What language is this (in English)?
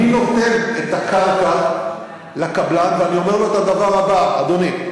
Hebrew